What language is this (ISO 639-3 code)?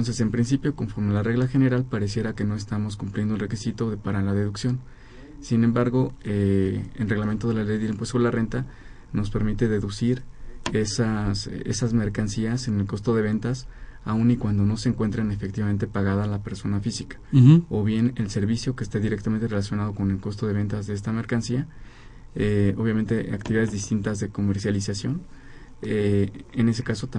spa